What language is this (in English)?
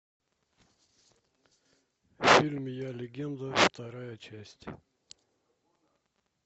Russian